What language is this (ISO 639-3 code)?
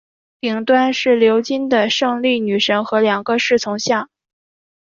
zho